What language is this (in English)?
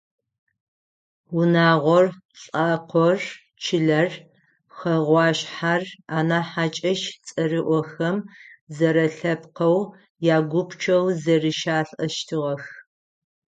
Adyghe